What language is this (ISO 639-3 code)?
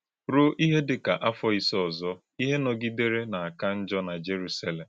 ibo